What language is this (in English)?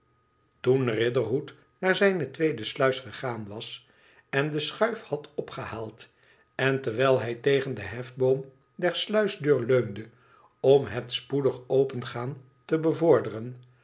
Dutch